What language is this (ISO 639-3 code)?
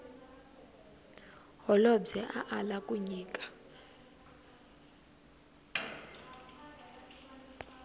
tso